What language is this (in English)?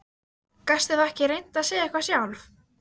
Icelandic